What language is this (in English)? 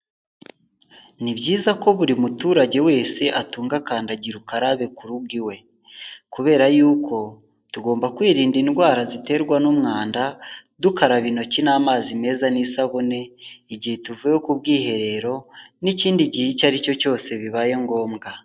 Kinyarwanda